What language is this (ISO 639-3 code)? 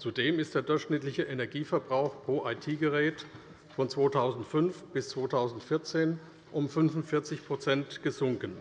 deu